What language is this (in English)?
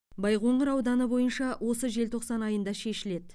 Kazakh